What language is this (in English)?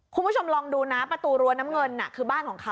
Thai